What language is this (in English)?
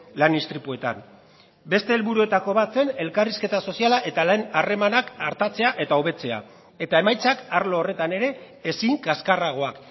Basque